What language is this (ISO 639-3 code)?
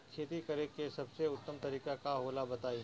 bho